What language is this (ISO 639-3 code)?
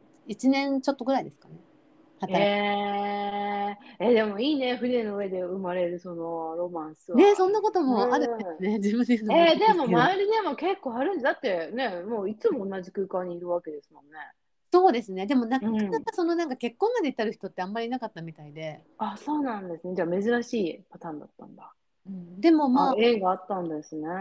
jpn